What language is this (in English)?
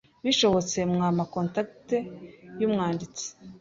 Kinyarwanda